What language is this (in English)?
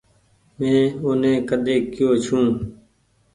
Goaria